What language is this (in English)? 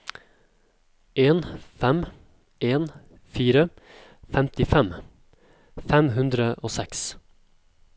Norwegian